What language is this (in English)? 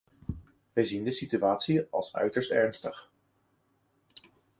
Dutch